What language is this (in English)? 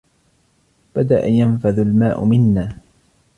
Arabic